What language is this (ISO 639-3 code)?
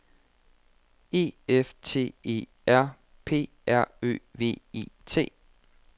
dan